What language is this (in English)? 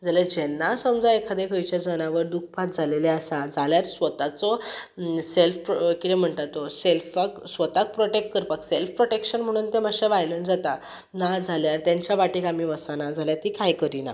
Konkani